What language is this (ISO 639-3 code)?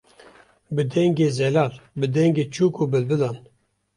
kur